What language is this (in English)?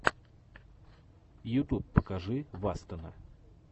Russian